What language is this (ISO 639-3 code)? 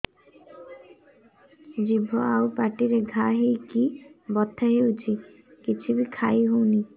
ori